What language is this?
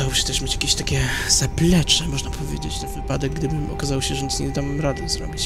Polish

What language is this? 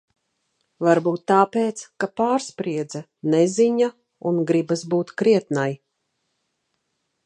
Latvian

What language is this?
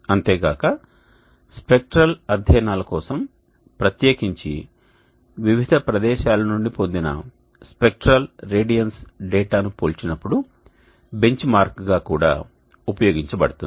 Telugu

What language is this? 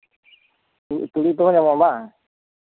Santali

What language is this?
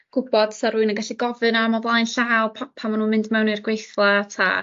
Welsh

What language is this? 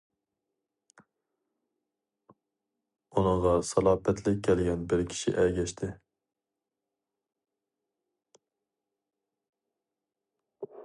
Uyghur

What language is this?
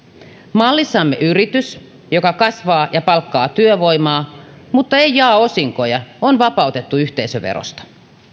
Finnish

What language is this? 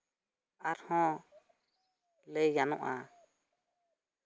Santali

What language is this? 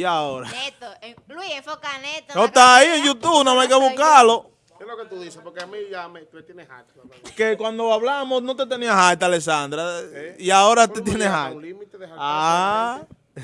Spanish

